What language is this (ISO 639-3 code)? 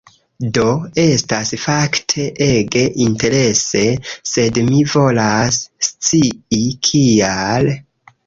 epo